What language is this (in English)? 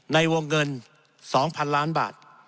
Thai